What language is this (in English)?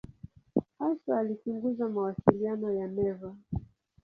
Swahili